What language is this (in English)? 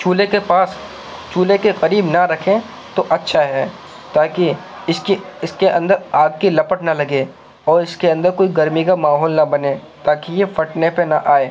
Urdu